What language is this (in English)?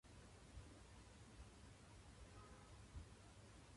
Japanese